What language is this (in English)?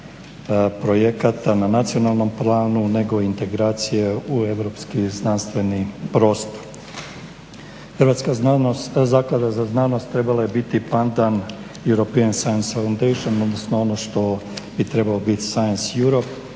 Croatian